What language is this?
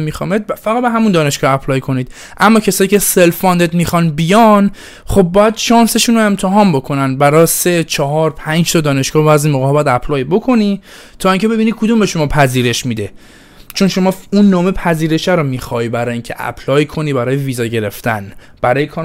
Persian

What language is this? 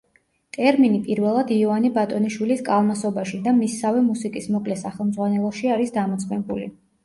Georgian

